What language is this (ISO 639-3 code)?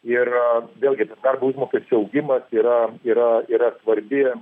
lit